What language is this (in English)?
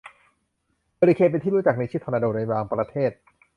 Thai